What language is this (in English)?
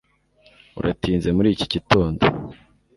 Kinyarwanda